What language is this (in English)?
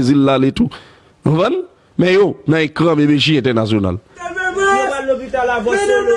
French